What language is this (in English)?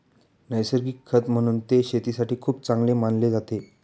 Marathi